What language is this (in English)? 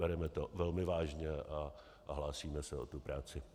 Czech